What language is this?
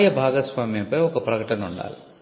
Telugu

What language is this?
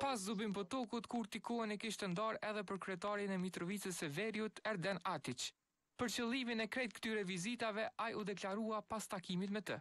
Romanian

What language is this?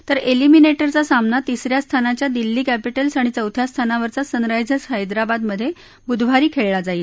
Marathi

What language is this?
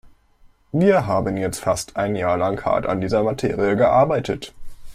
German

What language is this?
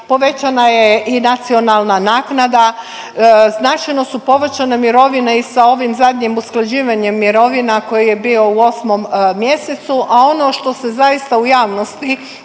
Croatian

